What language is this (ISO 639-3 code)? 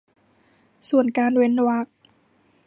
tha